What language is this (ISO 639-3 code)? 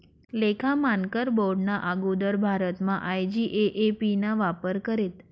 mar